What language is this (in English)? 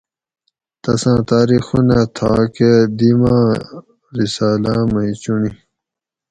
Gawri